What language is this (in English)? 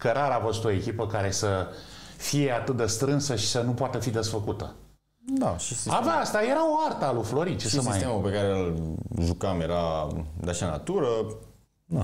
Romanian